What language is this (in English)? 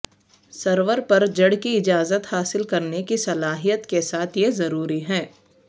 Urdu